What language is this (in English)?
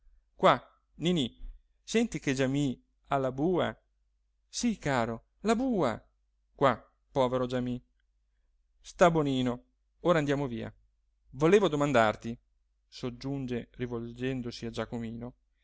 Italian